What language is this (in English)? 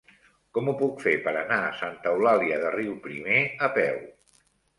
Catalan